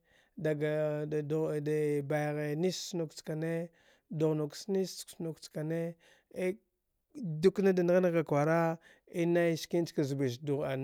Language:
Dghwede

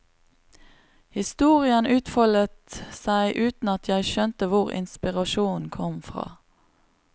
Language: Norwegian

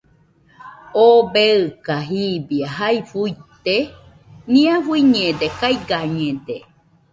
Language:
Nüpode Huitoto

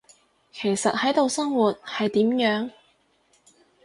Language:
Cantonese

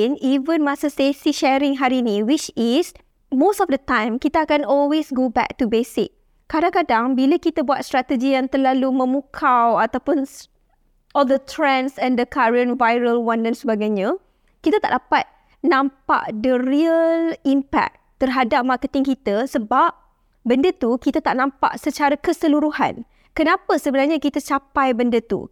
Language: Malay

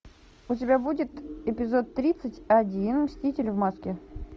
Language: Russian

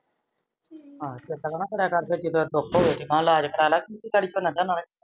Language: Punjabi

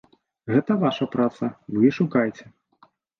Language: Belarusian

